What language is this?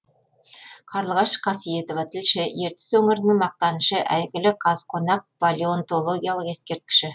Kazakh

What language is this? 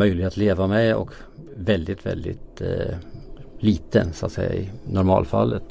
Swedish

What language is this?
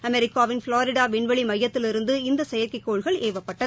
Tamil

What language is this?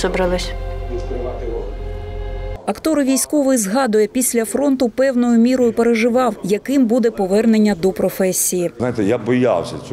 Ukrainian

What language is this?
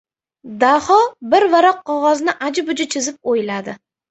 Uzbek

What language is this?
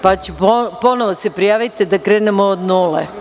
Serbian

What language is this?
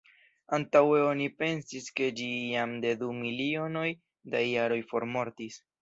Esperanto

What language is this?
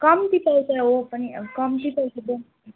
Nepali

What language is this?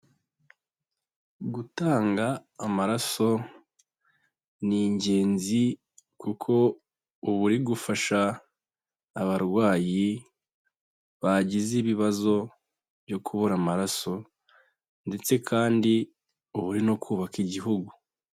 Kinyarwanda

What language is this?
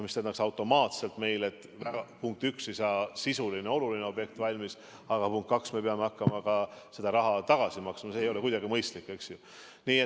Estonian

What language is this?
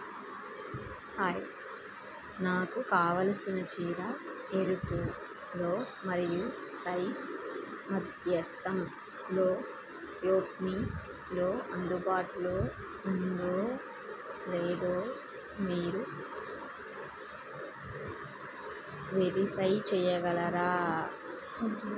Telugu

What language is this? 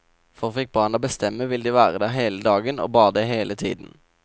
Norwegian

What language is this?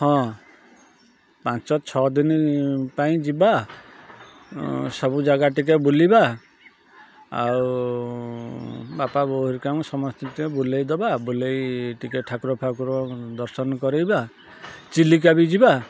Odia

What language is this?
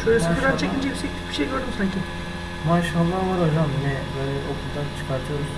Turkish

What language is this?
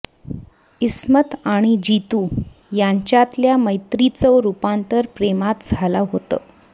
Marathi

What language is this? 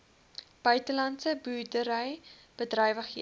Afrikaans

